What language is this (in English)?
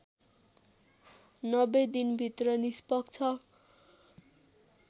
Nepali